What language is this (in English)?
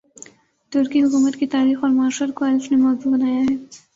Urdu